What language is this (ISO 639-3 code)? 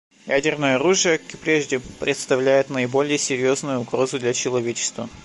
rus